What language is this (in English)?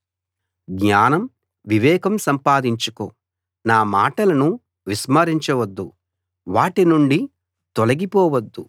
Telugu